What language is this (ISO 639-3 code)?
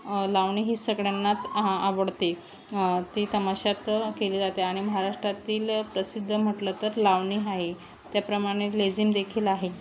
mar